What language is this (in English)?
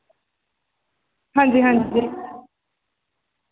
Dogri